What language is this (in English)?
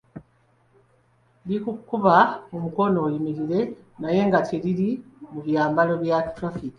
Ganda